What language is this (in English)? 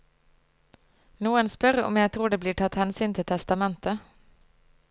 Norwegian